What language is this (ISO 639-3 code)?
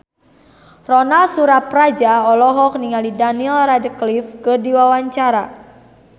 sun